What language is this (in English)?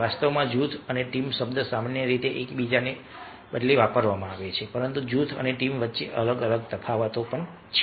Gujarati